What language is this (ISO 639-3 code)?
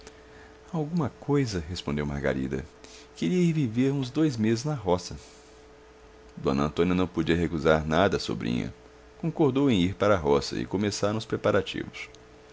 por